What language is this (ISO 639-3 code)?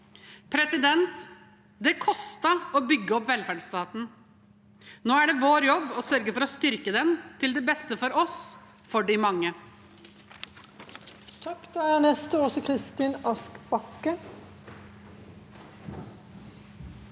nor